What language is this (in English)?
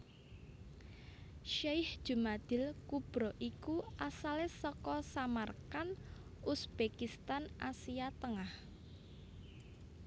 Javanese